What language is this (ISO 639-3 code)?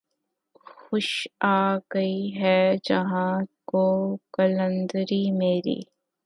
urd